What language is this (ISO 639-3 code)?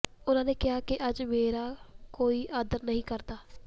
pan